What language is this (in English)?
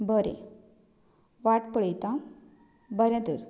Konkani